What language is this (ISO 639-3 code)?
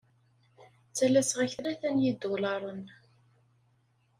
kab